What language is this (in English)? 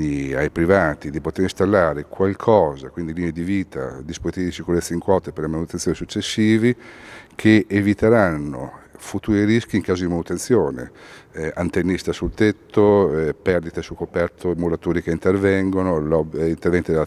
Italian